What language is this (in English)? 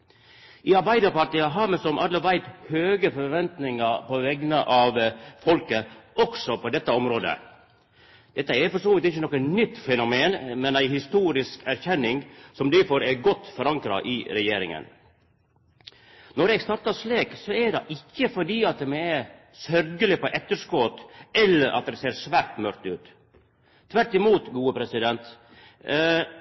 Norwegian Nynorsk